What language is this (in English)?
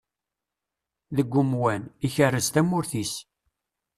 Kabyle